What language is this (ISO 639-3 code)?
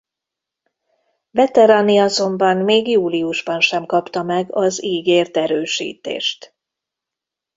hun